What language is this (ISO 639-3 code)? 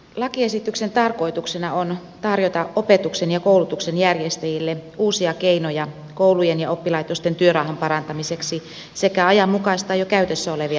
fin